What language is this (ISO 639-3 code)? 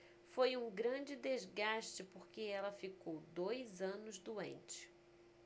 por